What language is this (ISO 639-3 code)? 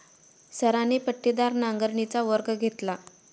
mar